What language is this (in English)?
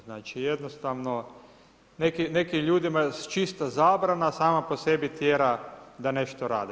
Croatian